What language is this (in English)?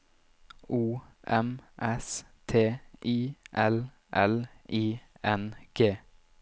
Norwegian